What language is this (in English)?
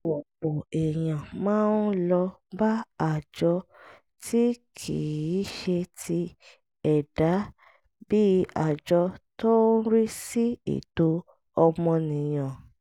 Yoruba